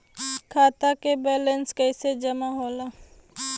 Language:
Bhojpuri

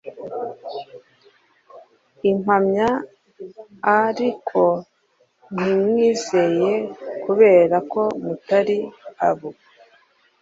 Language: Kinyarwanda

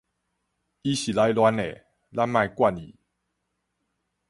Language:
Min Nan Chinese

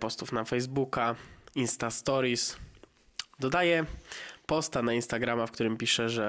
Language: Polish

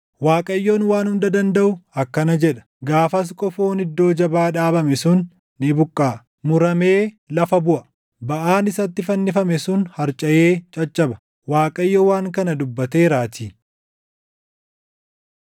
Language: Oromo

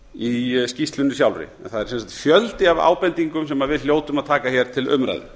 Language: Icelandic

